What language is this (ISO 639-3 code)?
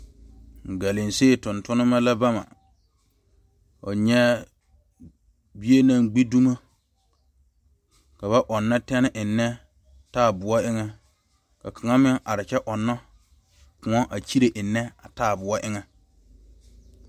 dga